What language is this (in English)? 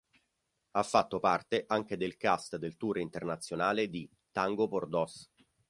Italian